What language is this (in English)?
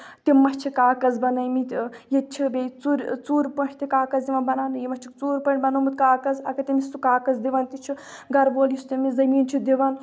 Kashmiri